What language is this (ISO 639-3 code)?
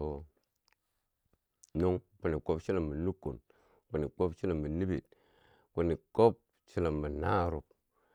bsj